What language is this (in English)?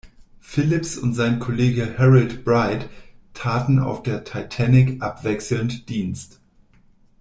German